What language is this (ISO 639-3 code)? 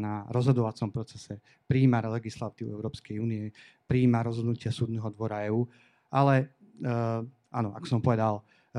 slk